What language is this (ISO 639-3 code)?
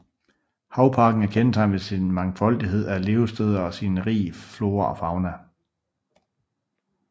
dan